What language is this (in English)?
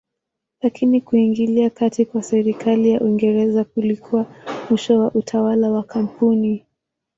Swahili